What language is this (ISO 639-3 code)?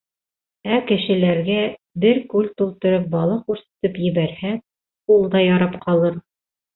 bak